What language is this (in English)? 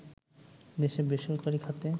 Bangla